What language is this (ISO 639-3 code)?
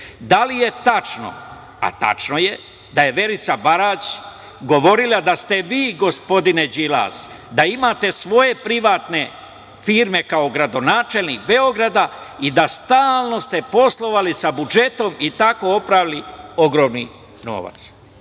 srp